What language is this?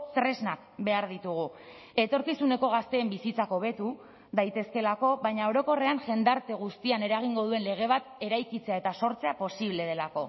Basque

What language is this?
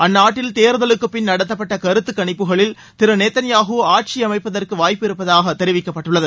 Tamil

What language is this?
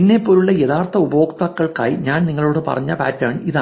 Malayalam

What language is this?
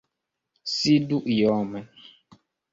Esperanto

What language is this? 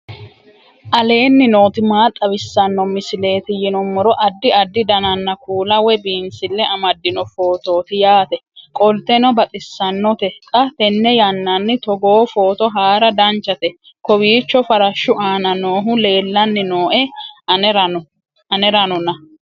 Sidamo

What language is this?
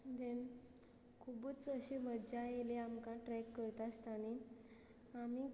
Konkani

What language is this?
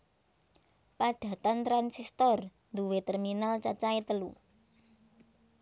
Javanese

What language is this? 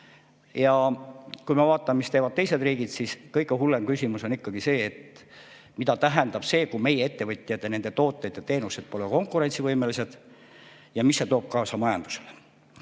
Estonian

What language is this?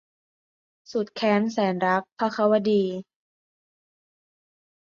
Thai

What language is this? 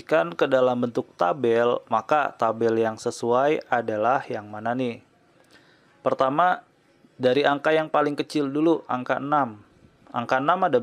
Indonesian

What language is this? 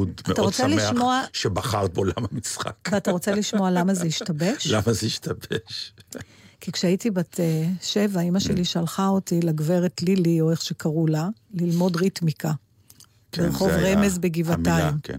Hebrew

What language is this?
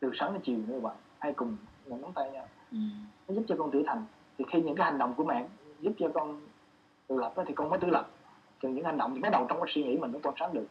Vietnamese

